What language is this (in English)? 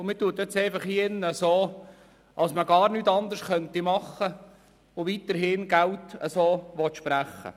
Swiss German